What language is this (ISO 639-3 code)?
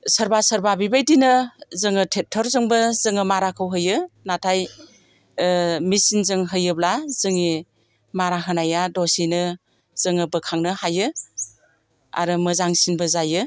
brx